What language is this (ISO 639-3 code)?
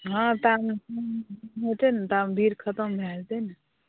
mai